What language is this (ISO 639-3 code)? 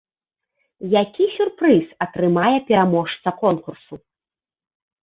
bel